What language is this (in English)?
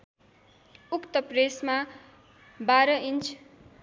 Nepali